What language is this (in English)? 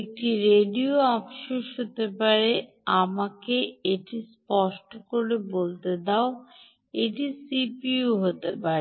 Bangla